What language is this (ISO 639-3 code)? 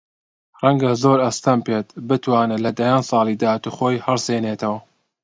ckb